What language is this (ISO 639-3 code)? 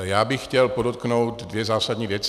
ces